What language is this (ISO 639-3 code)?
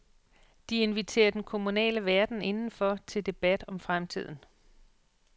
dan